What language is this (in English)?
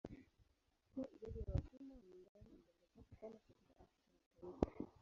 Swahili